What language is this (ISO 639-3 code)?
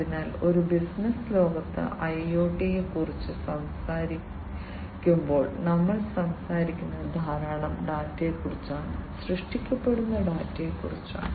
mal